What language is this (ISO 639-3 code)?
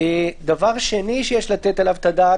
heb